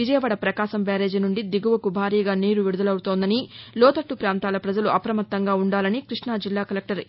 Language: Telugu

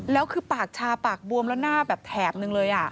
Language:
Thai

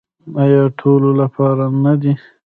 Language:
Pashto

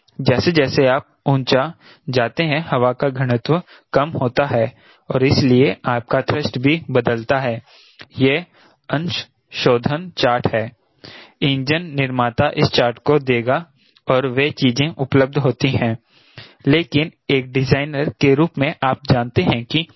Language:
Hindi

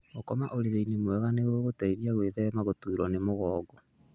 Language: Kikuyu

